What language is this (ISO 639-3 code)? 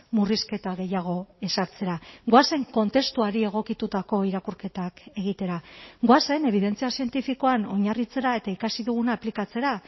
eus